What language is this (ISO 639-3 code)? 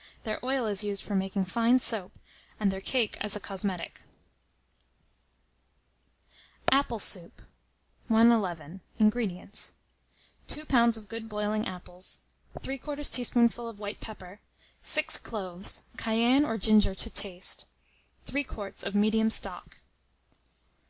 eng